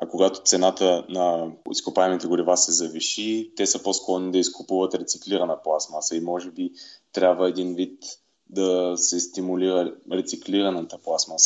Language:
Bulgarian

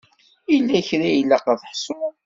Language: Kabyle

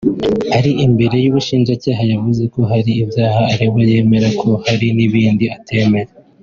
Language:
Kinyarwanda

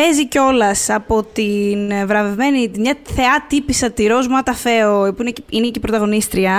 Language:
Greek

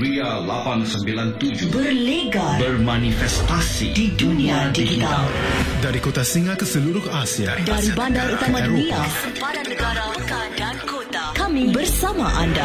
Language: Malay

